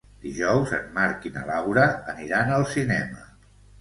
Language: Catalan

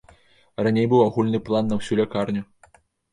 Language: Belarusian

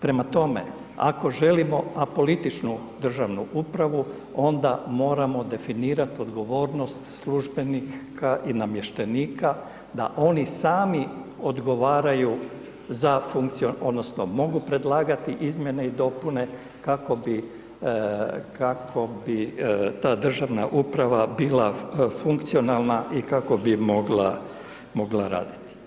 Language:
Croatian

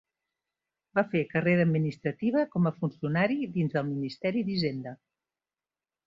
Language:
Catalan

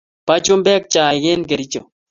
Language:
Kalenjin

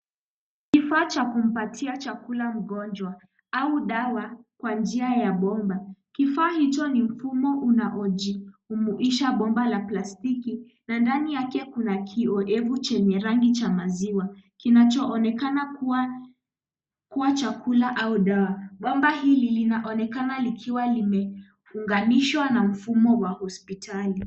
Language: Swahili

